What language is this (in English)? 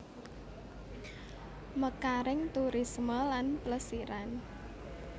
Javanese